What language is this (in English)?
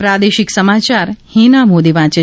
Gujarati